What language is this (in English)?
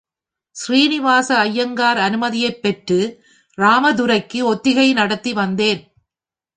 Tamil